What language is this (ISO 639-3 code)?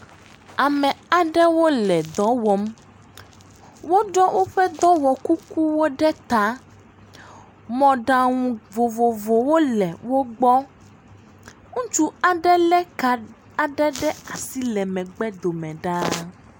ewe